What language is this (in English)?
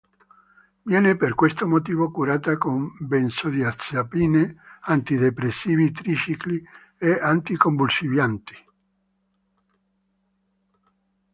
Italian